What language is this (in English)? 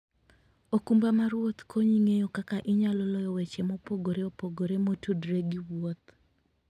Luo (Kenya and Tanzania)